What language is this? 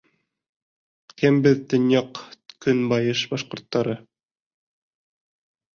Bashkir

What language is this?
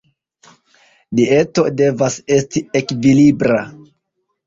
Esperanto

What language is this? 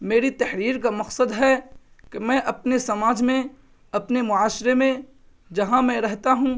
Urdu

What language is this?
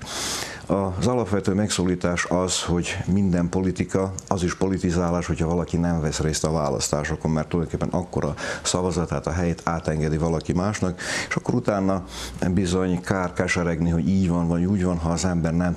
Hungarian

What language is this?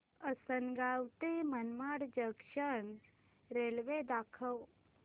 Marathi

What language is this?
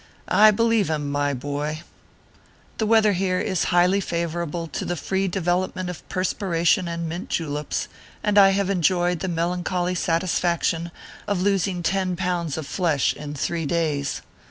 English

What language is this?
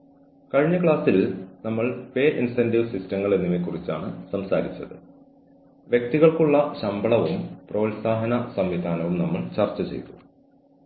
Malayalam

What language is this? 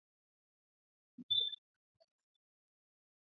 Swahili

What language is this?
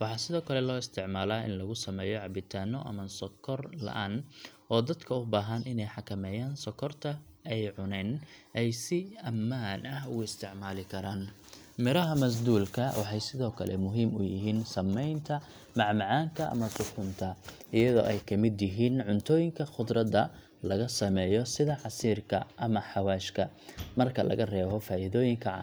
Somali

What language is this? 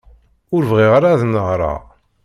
Kabyle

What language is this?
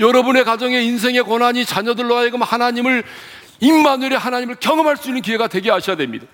Korean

